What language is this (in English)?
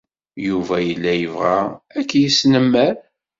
Kabyle